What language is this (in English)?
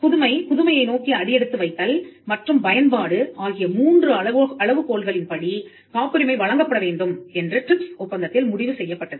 Tamil